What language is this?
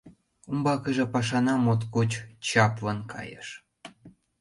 Mari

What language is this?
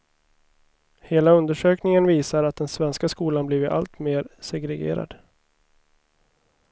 Swedish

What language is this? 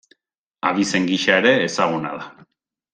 Basque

